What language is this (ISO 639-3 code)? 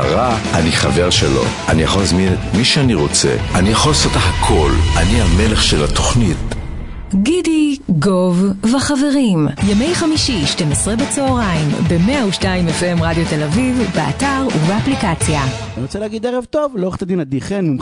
heb